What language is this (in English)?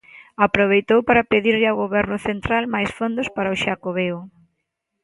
Galician